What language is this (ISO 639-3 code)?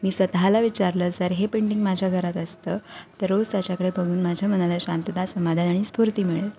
mar